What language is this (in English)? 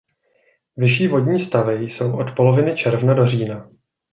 Czech